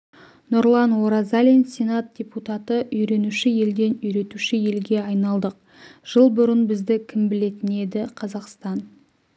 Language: Kazakh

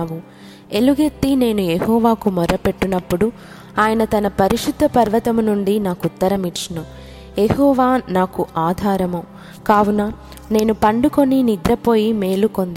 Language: Telugu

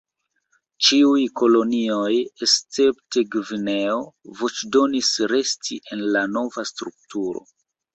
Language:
Esperanto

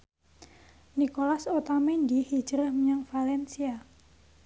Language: Javanese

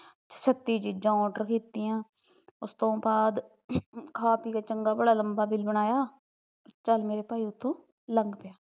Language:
Punjabi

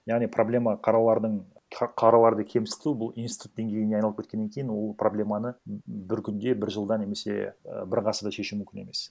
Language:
Kazakh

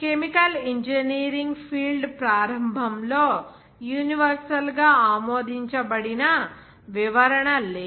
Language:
Telugu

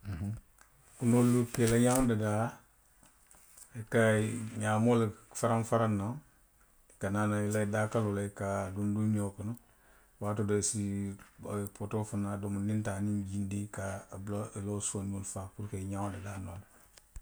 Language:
Western Maninkakan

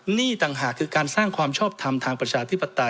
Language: Thai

